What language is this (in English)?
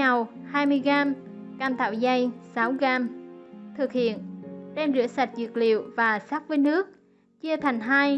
Vietnamese